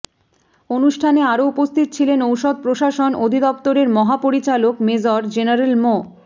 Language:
Bangla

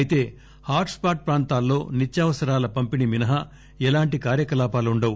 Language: Telugu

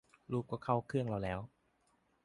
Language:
Thai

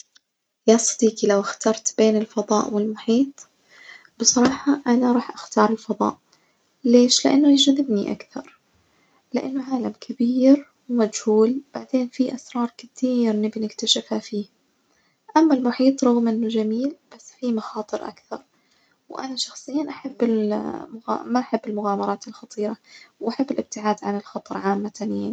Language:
Najdi Arabic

